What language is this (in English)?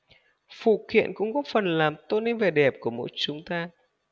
Vietnamese